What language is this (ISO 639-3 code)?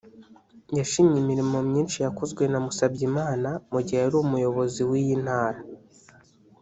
kin